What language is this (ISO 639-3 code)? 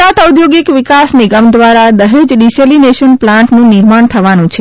guj